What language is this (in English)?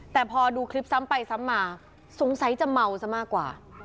Thai